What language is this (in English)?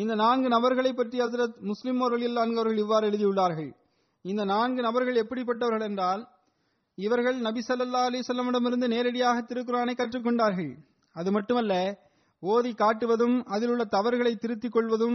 Tamil